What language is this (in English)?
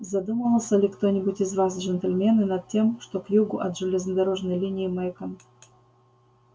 Russian